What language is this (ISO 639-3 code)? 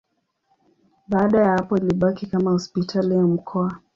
swa